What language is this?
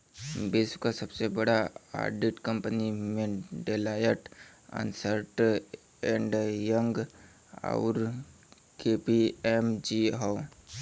Bhojpuri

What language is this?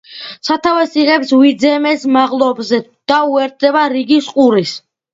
Georgian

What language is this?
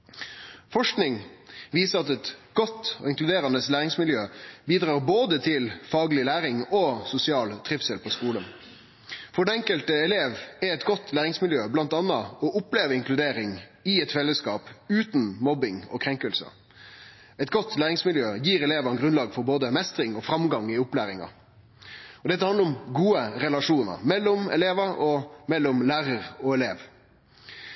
Norwegian Nynorsk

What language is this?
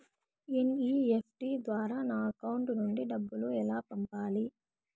Telugu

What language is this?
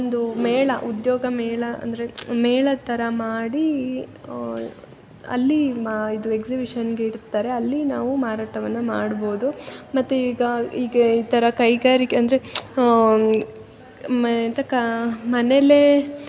Kannada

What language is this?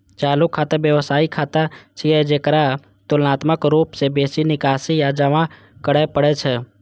Maithili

